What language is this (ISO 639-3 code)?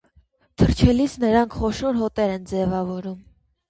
hye